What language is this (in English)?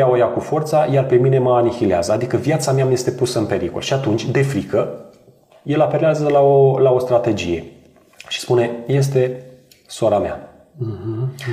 Romanian